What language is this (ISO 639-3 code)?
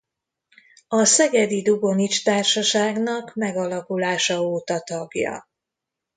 hun